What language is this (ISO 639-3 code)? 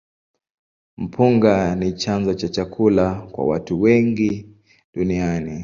swa